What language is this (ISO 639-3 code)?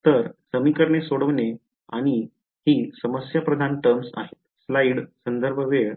mar